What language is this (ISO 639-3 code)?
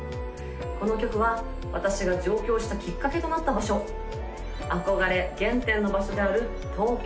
jpn